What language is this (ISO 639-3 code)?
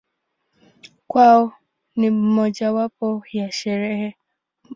swa